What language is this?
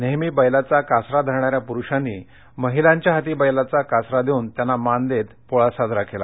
Marathi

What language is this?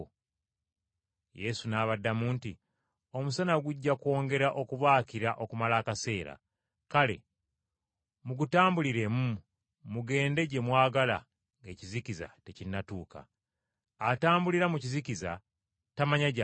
Ganda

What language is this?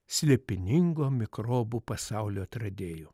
Lithuanian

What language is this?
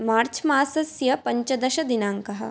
Sanskrit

